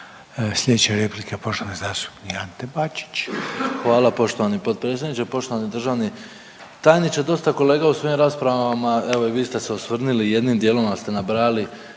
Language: Croatian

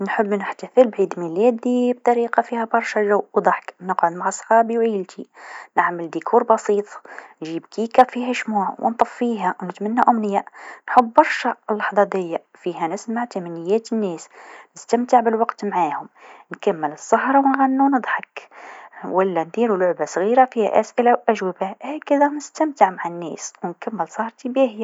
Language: Tunisian Arabic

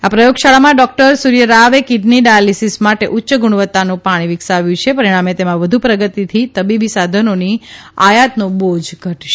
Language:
Gujarati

